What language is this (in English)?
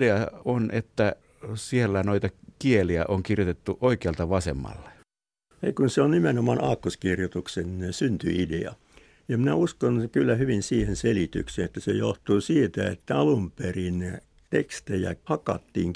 Finnish